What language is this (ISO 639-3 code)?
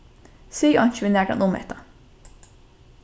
fao